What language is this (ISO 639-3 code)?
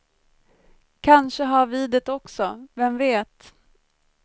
swe